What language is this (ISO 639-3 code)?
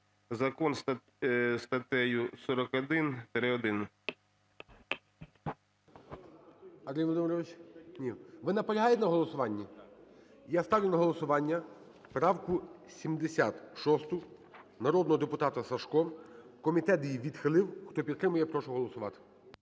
ukr